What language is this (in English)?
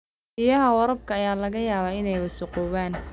Somali